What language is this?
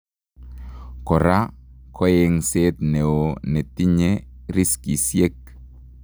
Kalenjin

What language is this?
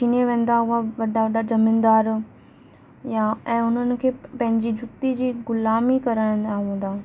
Sindhi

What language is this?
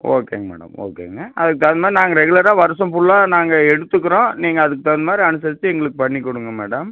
Tamil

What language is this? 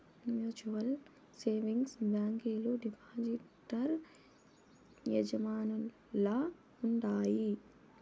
Telugu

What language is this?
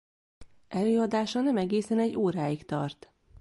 Hungarian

